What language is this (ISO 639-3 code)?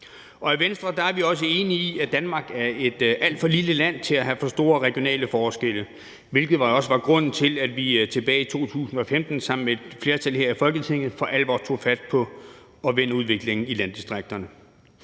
dan